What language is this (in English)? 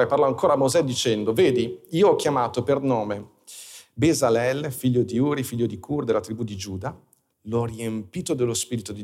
Italian